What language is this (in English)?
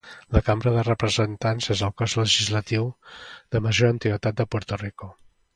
Catalan